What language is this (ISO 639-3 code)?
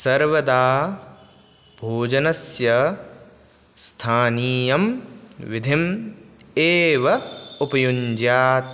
san